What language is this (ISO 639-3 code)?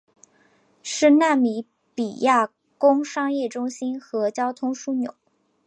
zho